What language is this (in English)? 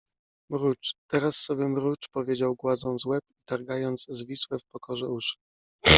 Polish